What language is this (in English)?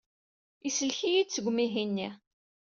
Kabyle